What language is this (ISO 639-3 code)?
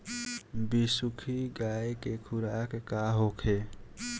bho